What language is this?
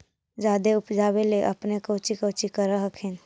Magahi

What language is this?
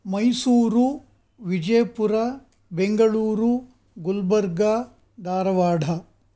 Sanskrit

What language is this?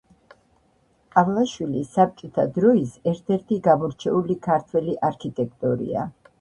Georgian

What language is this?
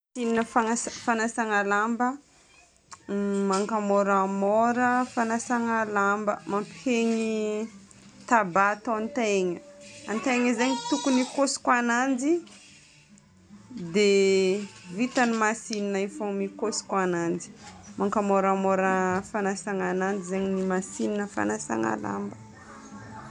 Northern Betsimisaraka Malagasy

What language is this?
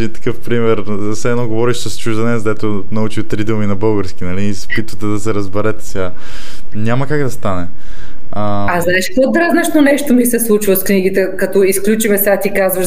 Bulgarian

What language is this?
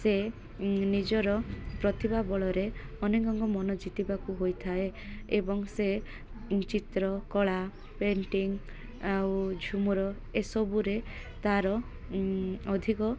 Odia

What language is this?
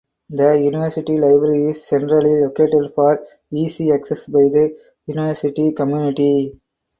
English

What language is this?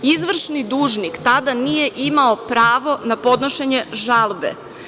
Serbian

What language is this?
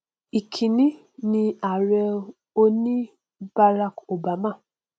Yoruba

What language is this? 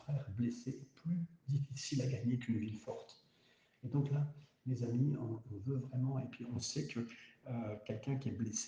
French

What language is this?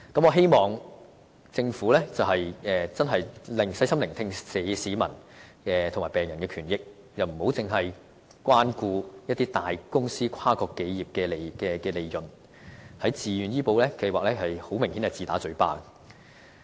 Cantonese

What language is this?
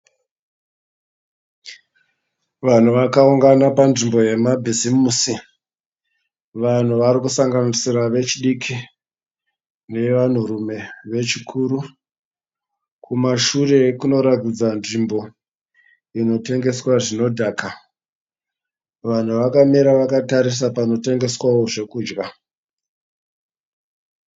Shona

